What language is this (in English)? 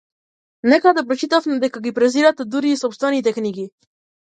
Macedonian